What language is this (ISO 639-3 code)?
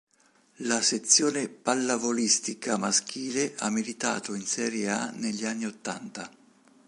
ita